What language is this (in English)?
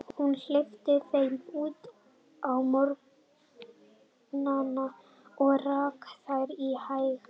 Icelandic